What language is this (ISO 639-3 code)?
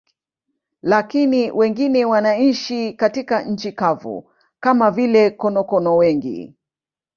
swa